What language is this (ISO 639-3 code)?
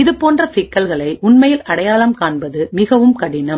tam